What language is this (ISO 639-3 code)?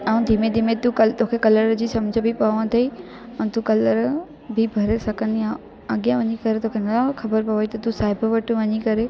snd